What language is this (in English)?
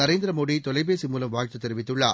Tamil